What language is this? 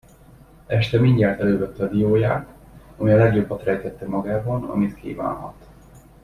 Hungarian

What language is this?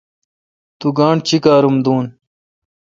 Kalkoti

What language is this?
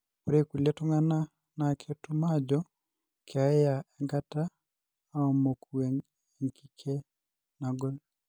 Masai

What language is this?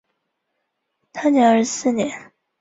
Chinese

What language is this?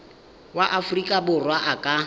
Tswana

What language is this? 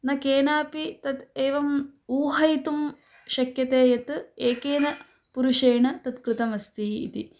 Sanskrit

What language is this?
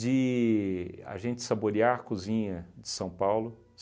Portuguese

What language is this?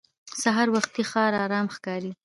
Pashto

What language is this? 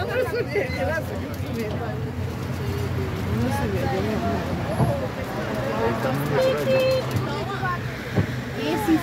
Romanian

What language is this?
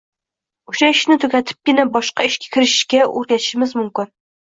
Uzbek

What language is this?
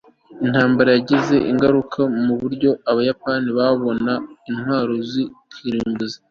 Kinyarwanda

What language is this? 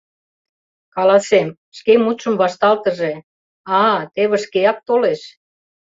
Mari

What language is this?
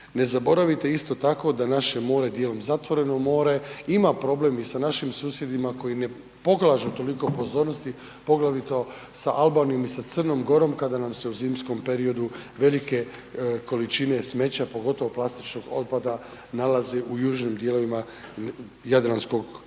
Croatian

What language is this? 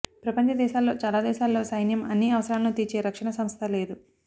Telugu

